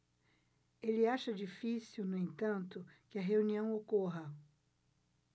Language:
Portuguese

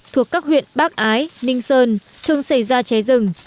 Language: Vietnamese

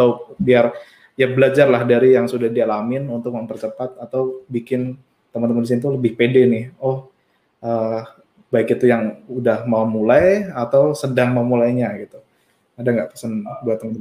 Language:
Indonesian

